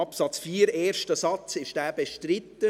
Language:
Swiss German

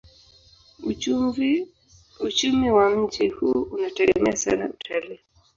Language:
Swahili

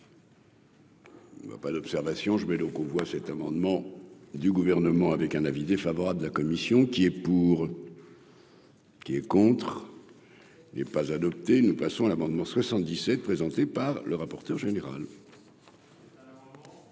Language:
French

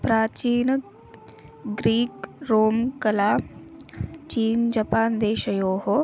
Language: Sanskrit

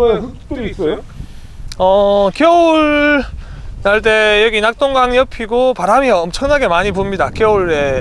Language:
Korean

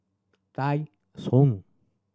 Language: English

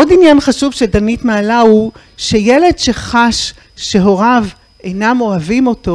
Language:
Hebrew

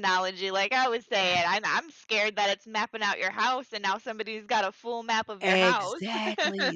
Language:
English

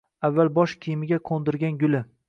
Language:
Uzbek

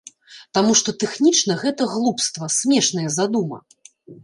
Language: Belarusian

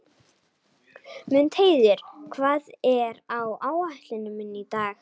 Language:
Icelandic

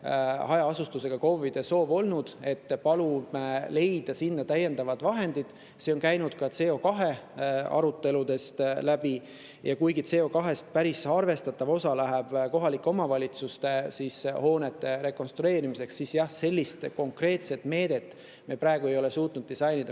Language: Estonian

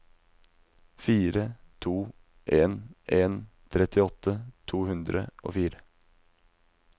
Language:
Norwegian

